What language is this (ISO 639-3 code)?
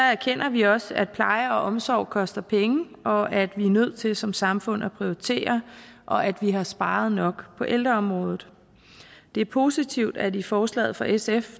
dan